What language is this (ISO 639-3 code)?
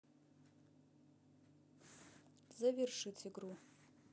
rus